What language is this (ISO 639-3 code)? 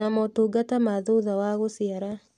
kik